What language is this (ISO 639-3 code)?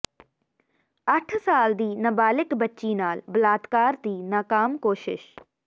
pan